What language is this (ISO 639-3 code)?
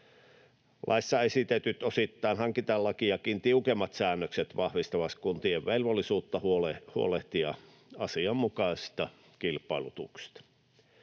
fin